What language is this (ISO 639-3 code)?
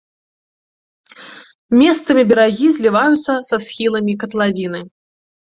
bel